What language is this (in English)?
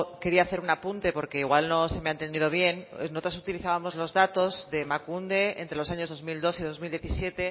Spanish